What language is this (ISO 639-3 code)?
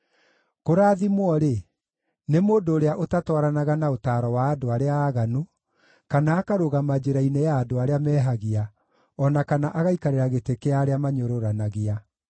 kik